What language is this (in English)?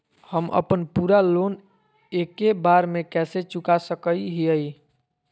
Magahi